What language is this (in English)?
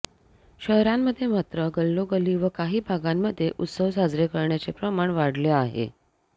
Marathi